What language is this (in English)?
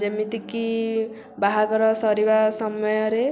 Odia